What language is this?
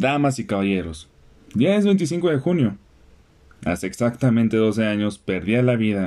Spanish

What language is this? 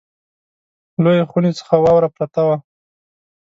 Pashto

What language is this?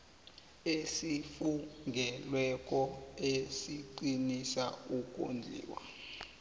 South Ndebele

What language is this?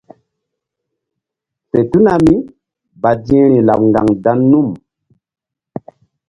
Mbum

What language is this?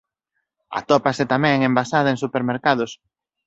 Galician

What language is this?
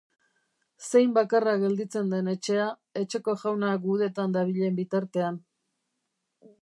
Basque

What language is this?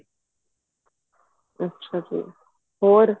Punjabi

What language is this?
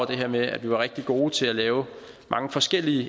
Danish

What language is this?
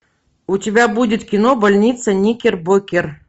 Russian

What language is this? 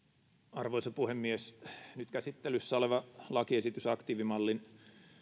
Finnish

